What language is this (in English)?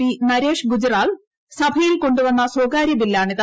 Malayalam